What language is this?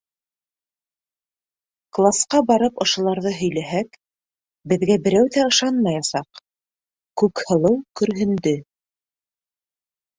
Bashkir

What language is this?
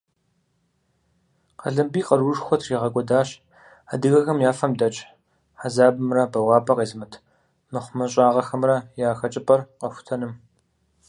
Kabardian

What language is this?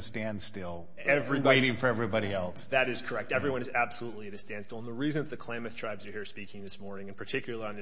English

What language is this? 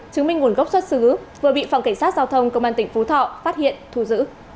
Vietnamese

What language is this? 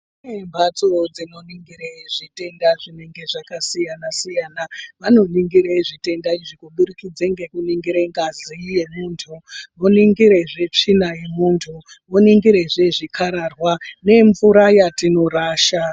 Ndau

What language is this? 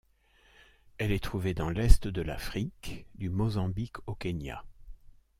French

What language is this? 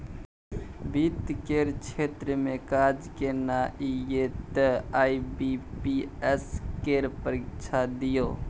Maithili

